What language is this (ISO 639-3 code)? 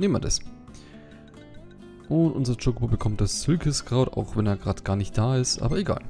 deu